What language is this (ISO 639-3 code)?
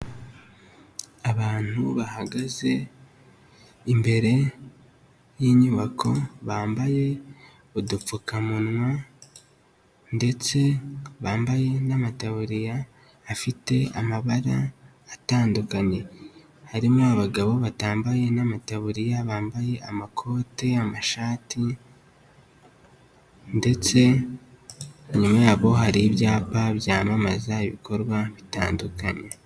kin